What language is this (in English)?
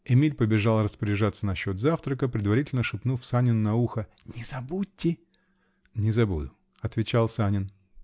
Russian